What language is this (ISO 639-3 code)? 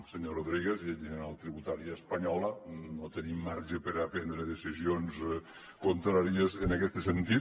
cat